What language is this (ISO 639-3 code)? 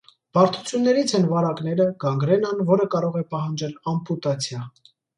hye